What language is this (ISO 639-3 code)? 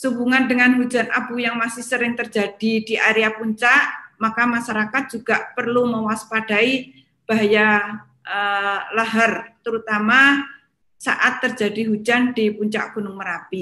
ind